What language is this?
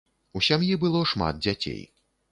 Belarusian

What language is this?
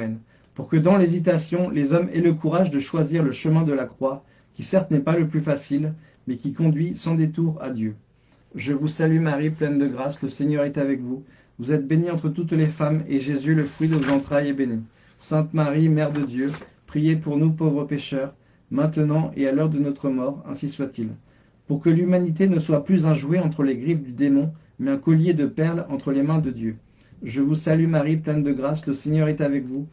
French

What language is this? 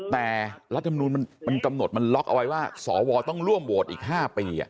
Thai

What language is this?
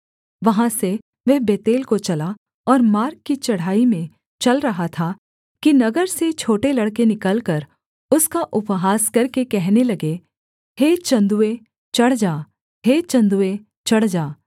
Hindi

